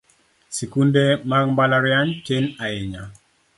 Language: Luo (Kenya and Tanzania)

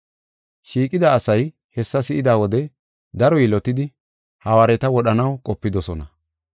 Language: Gofa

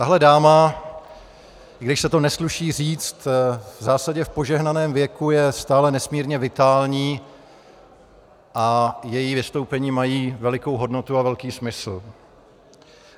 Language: Czech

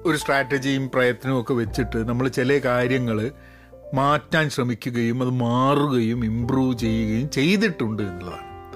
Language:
Malayalam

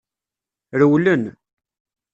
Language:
Kabyle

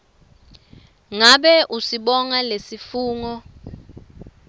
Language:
Swati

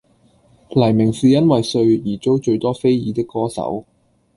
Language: Cantonese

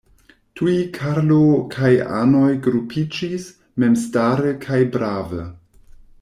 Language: Esperanto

